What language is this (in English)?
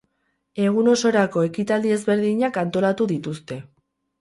Basque